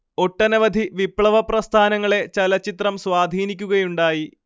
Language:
Malayalam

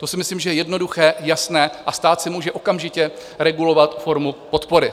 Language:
Czech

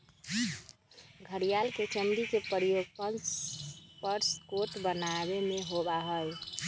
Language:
Magahi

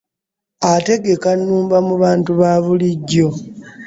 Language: Ganda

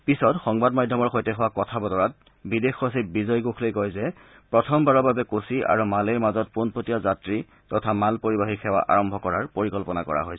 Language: Assamese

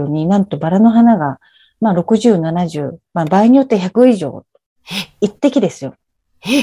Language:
Japanese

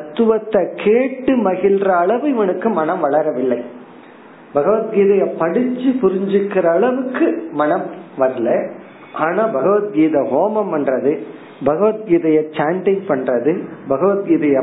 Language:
Tamil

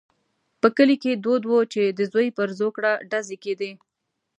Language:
Pashto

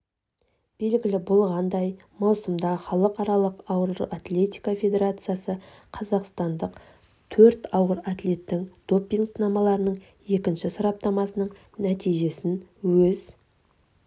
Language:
Kazakh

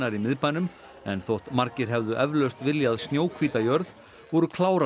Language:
Icelandic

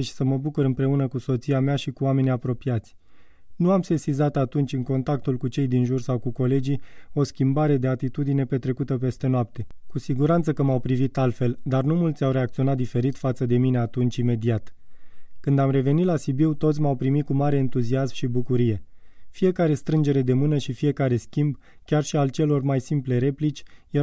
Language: Romanian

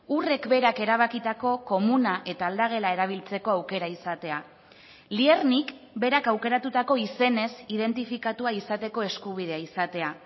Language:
Basque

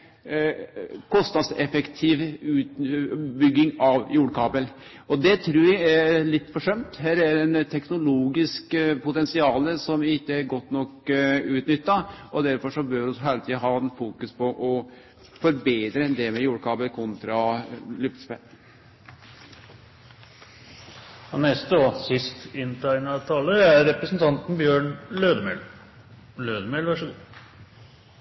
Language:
Norwegian Nynorsk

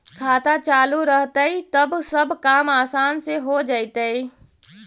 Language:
Magahi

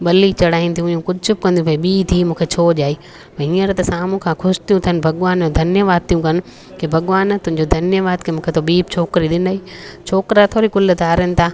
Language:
Sindhi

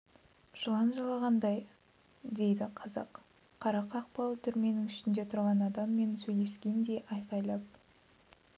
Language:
Kazakh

